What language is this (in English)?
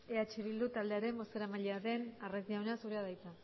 Basque